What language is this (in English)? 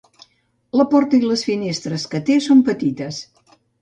Catalan